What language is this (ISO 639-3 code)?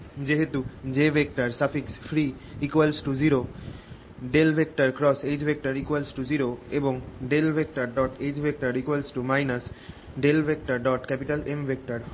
ben